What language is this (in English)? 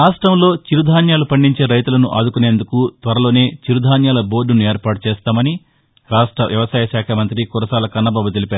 Telugu